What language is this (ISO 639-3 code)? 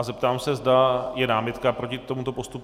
ces